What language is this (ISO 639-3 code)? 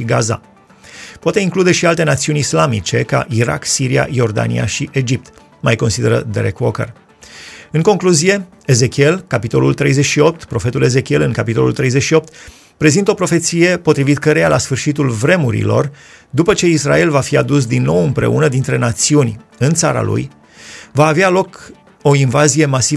ron